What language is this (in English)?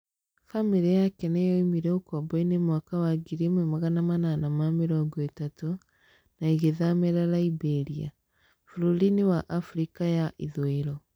Kikuyu